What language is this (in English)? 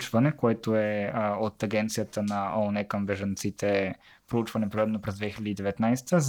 Bulgarian